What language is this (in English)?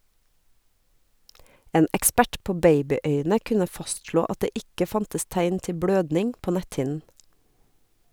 Norwegian